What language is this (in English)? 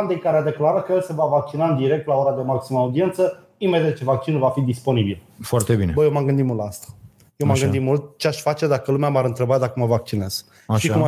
Romanian